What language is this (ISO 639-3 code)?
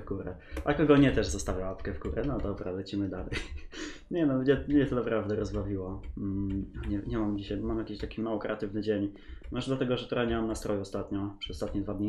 pol